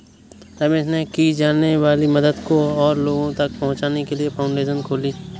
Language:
Hindi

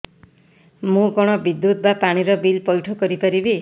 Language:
Odia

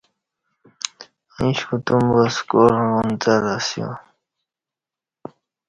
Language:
Kati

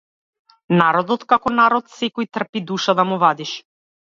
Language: Macedonian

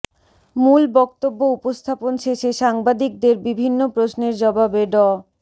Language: Bangla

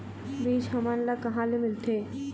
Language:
Chhattisgarhi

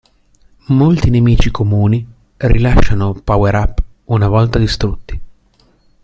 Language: Italian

